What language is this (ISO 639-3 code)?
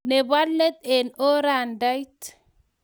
kln